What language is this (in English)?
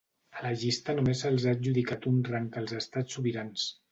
Catalan